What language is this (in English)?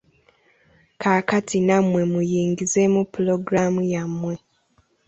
Ganda